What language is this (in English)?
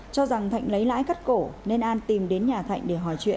Vietnamese